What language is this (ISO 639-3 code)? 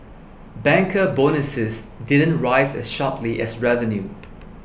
eng